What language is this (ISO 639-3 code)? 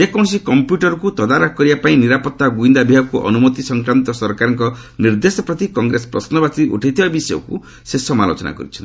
ori